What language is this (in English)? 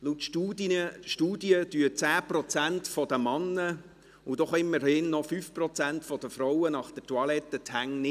Swiss German